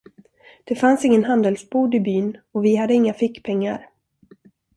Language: Swedish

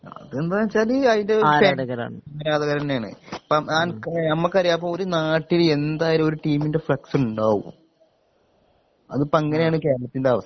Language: Malayalam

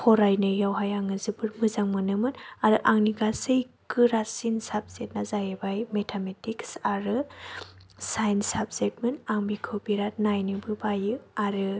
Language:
Bodo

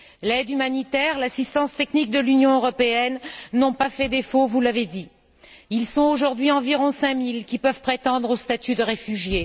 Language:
French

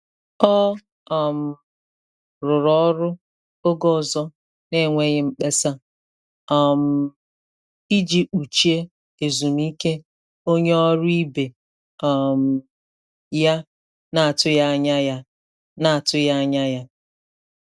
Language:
Igbo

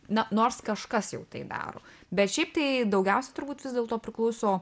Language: Lithuanian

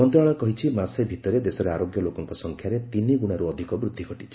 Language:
Odia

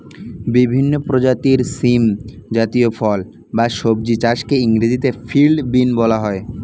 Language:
Bangla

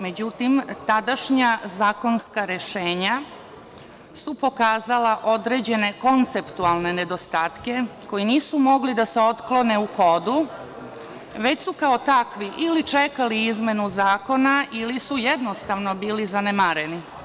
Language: Serbian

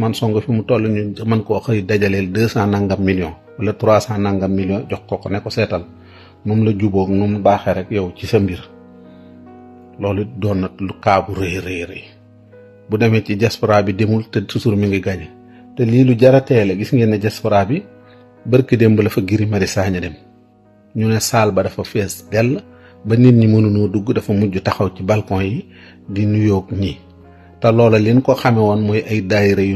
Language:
Arabic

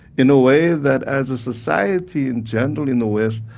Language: English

